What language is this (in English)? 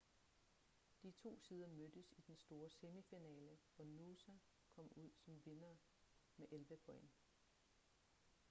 Danish